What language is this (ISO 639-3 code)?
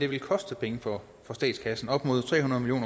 dan